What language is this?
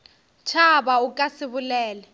Northern Sotho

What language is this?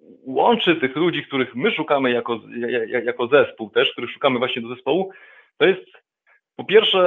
Polish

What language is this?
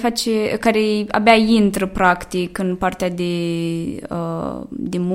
Romanian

